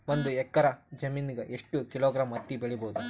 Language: Kannada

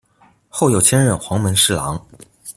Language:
Chinese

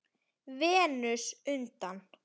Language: Icelandic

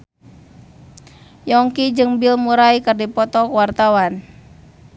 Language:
Sundanese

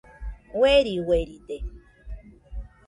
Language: Nüpode Huitoto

